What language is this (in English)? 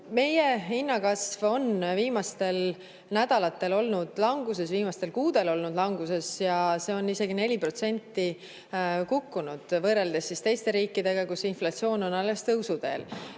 Estonian